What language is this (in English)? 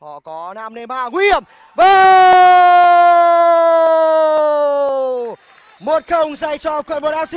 Vietnamese